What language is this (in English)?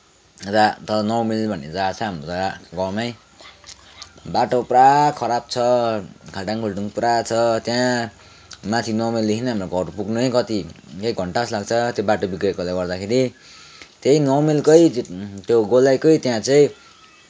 Nepali